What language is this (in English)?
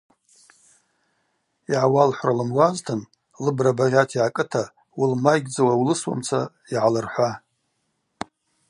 Abaza